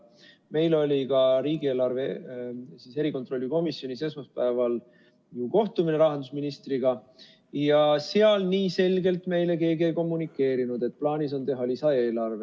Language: Estonian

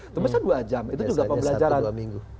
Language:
Indonesian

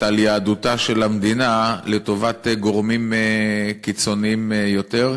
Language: Hebrew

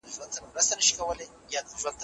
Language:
Pashto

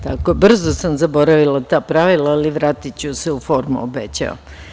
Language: Serbian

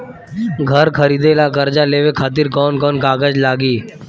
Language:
Bhojpuri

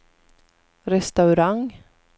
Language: Swedish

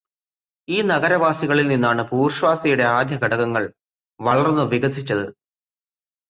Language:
Malayalam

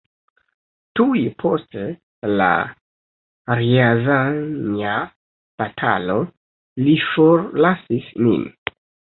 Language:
Esperanto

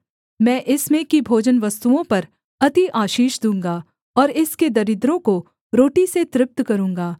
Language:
Hindi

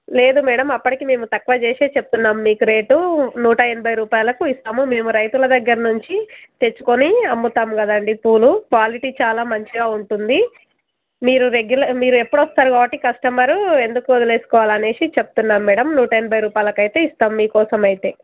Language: Telugu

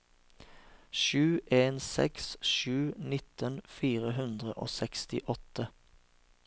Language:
Norwegian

